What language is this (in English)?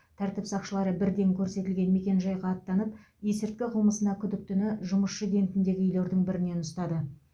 Kazakh